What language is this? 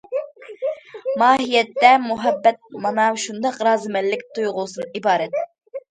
Uyghur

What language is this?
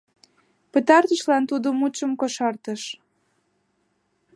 Mari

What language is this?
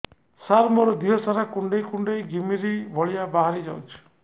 Odia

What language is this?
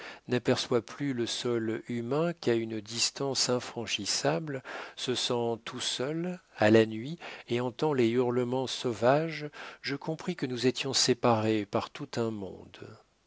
French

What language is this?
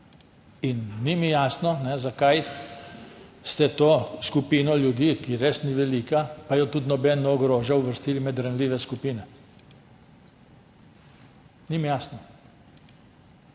Slovenian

